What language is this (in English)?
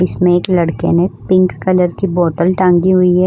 Hindi